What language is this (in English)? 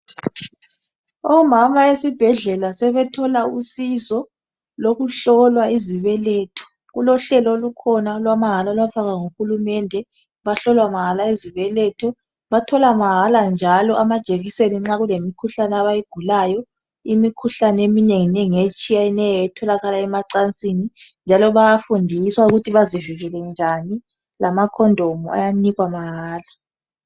North Ndebele